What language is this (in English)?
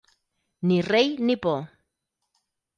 Catalan